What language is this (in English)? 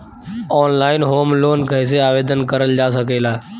Bhojpuri